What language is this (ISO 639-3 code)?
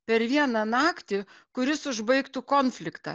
lit